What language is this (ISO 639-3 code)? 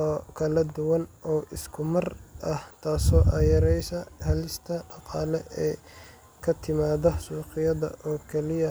som